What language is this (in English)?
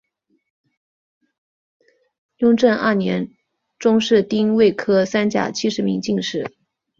Chinese